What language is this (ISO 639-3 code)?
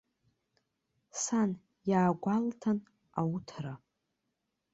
abk